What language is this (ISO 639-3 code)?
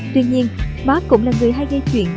vie